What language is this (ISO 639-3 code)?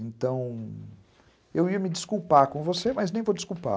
por